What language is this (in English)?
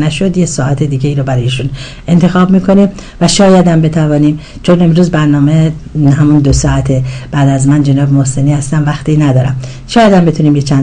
Persian